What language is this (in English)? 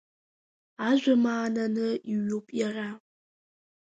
Abkhazian